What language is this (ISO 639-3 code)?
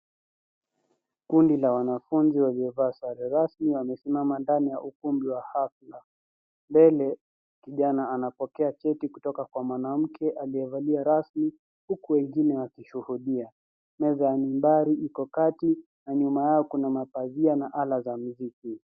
swa